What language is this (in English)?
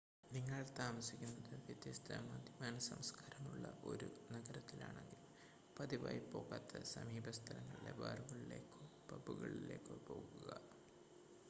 Malayalam